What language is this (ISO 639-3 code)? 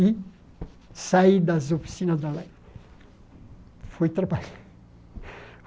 por